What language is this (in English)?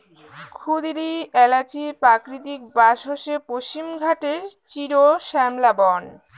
Bangla